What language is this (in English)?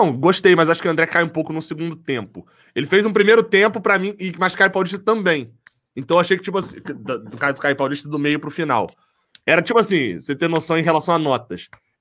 Portuguese